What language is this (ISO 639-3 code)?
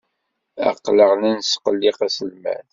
kab